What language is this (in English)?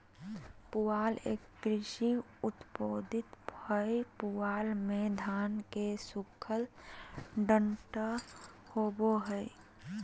Magahi